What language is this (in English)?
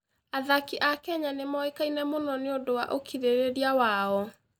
Kikuyu